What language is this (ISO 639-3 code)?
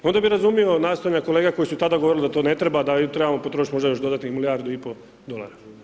hrv